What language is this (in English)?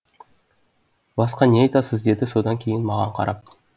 Kazakh